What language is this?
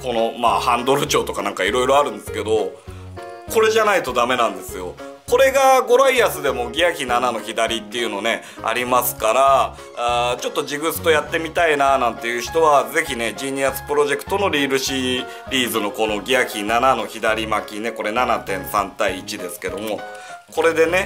Japanese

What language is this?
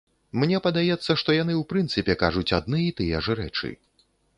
Belarusian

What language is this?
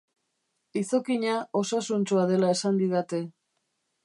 Basque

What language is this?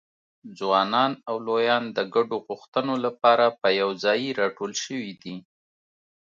Pashto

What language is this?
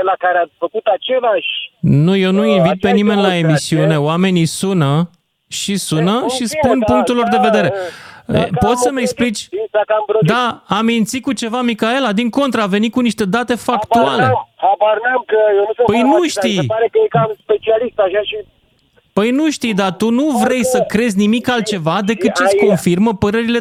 Romanian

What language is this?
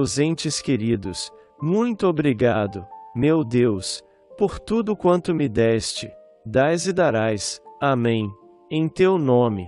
Portuguese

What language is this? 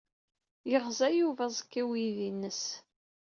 Kabyle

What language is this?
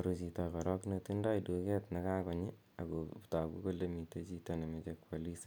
Kalenjin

